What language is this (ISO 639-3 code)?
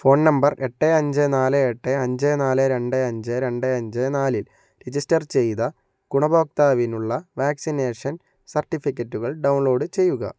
mal